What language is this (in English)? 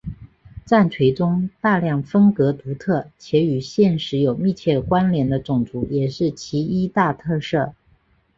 Chinese